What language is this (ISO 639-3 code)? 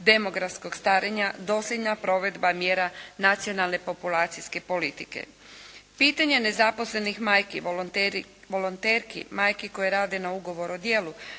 hrv